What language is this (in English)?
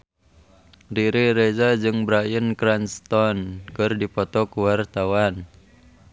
Sundanese